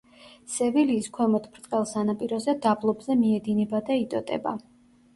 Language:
Georgian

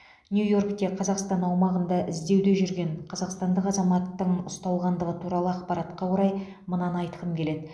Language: Kazakh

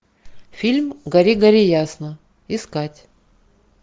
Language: Russian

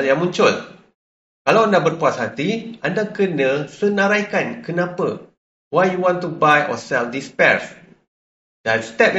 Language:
Malay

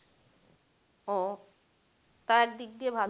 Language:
Bangla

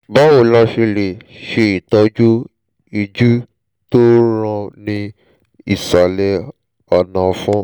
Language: Yoruba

